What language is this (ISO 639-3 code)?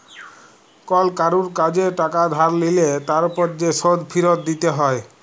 ben